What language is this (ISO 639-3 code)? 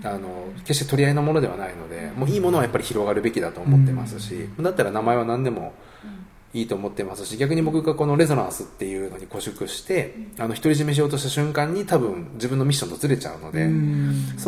jpn